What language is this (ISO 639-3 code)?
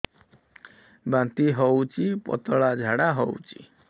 ori